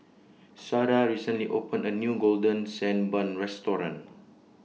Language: English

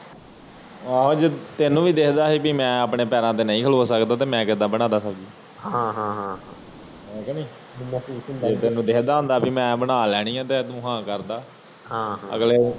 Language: Punjabi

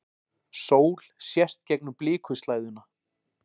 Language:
Icelandic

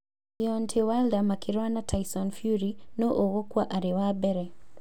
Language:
Kikuyu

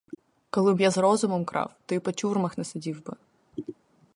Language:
Ukrainian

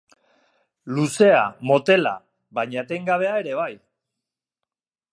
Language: Basque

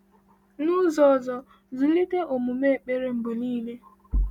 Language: Igbo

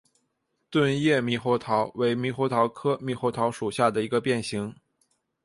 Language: Chinese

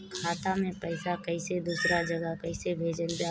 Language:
Bhojpuri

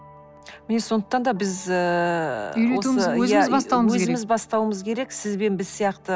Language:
Kazakh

